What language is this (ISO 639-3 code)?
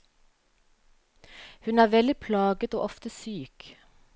nor